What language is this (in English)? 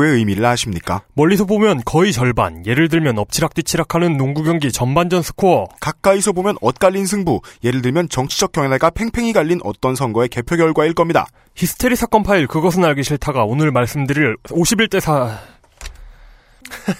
Korean